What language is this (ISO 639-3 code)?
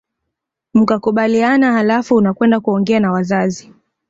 swa